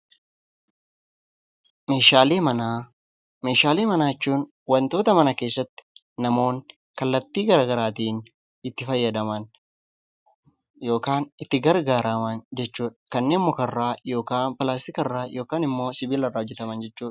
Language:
Oromo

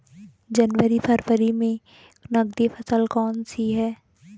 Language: Hindi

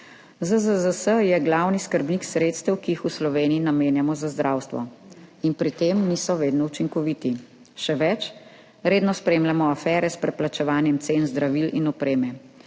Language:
Slovenian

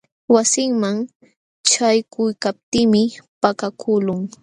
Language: Jauja Wanca Quechua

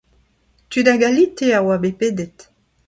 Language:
Breton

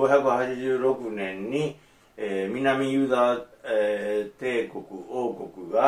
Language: Japanese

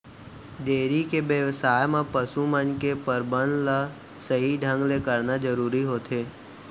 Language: Chhattisgarhi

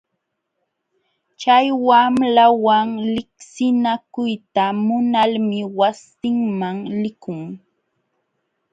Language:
Jauja Wanca Quechua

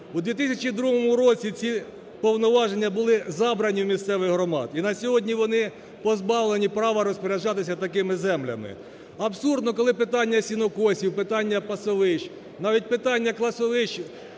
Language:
Ukrainian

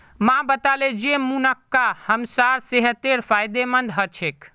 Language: Magahi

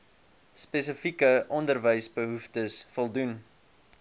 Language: Afrikaans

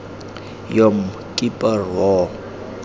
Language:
Tswana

